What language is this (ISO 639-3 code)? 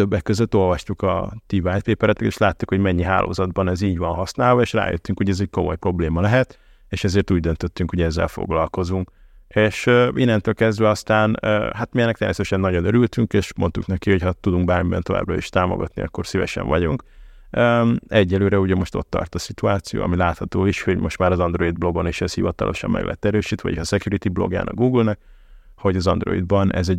hun